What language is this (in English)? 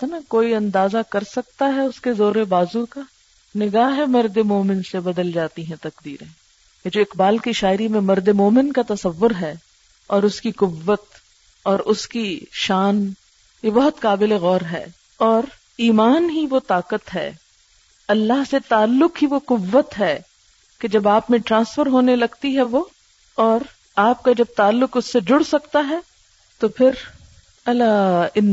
Urdu